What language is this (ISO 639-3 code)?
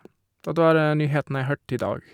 nor